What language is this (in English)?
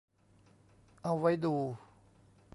Thai